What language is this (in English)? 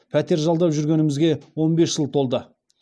Kazakh